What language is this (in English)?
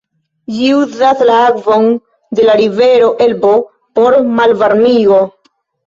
Esperanto